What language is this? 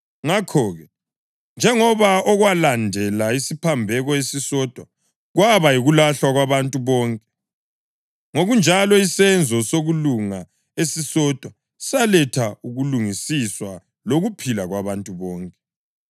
North Ndebele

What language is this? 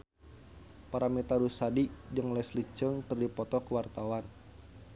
Sundanese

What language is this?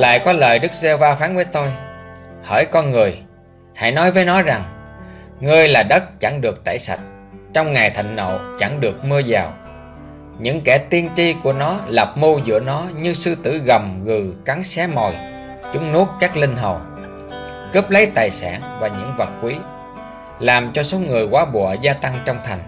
Vietnamese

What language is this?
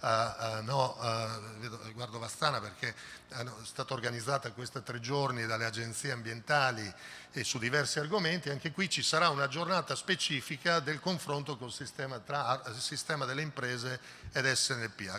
Italian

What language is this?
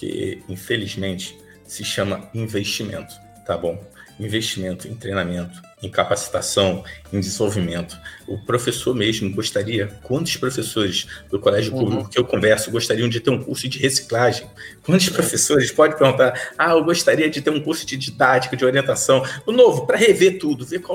Portuguese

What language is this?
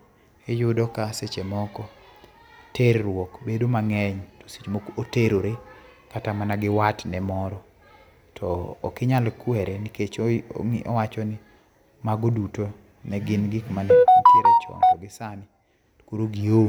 Luo (Kenya and Tanzania)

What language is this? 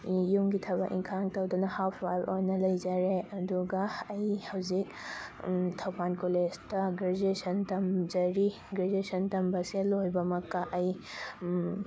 Manipuri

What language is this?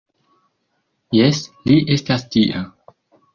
Esperanto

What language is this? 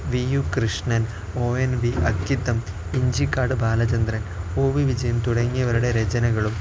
Malayalam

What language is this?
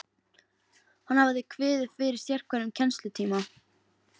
Icelandic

